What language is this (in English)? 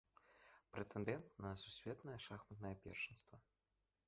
Belarusian